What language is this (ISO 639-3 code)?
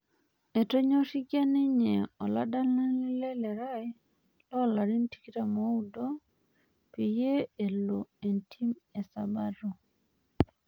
mas